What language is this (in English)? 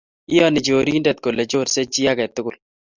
Kalenjin